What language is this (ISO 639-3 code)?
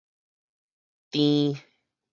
nan